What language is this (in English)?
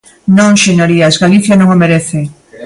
Galician